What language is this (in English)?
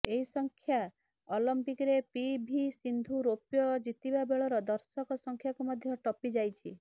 Odia